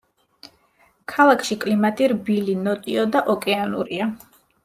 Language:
Georgian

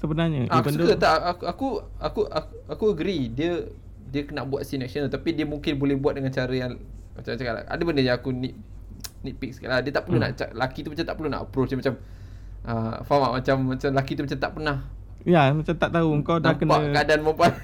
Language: Malay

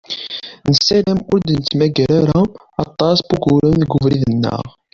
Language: Kabyle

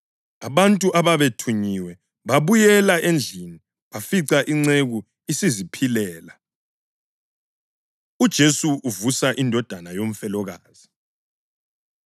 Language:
North Ndebele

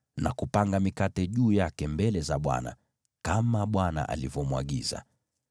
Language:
Swahili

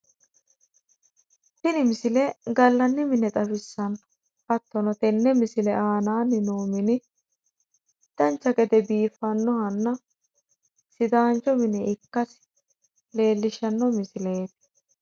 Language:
Sidamo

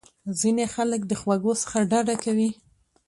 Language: Pashto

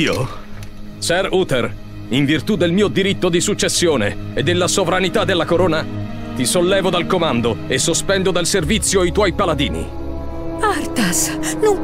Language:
Italian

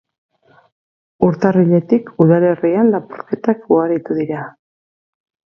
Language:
Basque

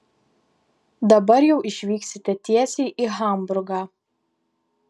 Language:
Lithuanian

